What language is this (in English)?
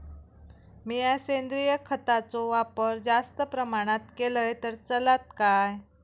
Marathi